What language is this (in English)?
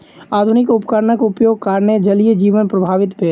Maithili